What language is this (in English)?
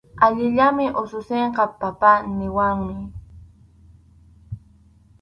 Arequipa-La Unión Quechua